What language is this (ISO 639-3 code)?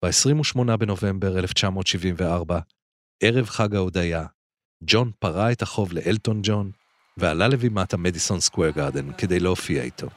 heb